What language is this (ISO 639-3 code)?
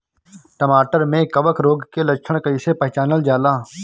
bho